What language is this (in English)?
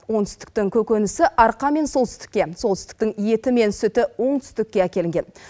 Kazakh